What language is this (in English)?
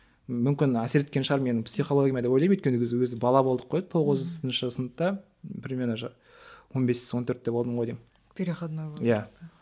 Kazakh